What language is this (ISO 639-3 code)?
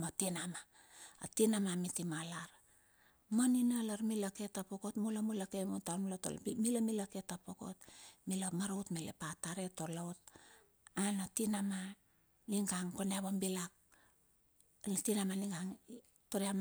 bxf